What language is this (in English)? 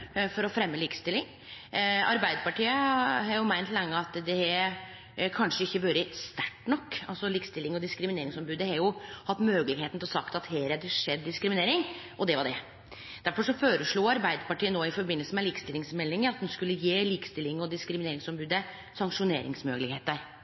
Norwegian Nynorsk